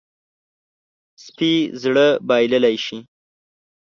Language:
Pashto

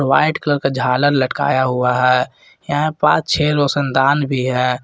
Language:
Hindi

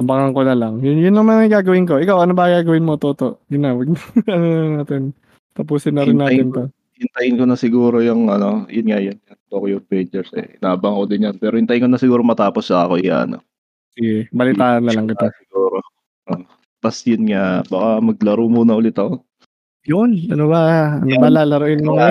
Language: Filipino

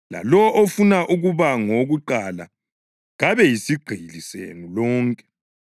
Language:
North Ndebele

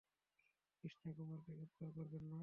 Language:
Bangla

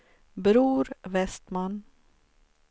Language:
Swedish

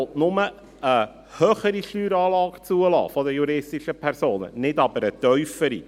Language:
Swiss German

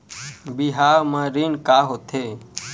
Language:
Chhattisgarhi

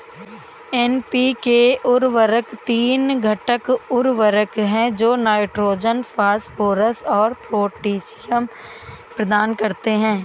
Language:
Hindi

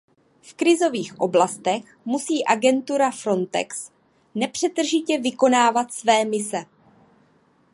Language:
Czech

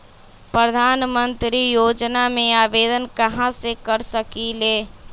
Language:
Magahi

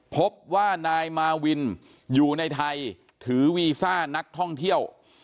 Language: Thai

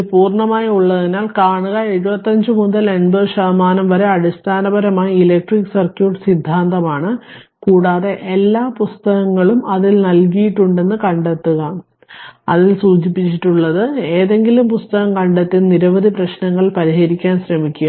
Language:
Malayalam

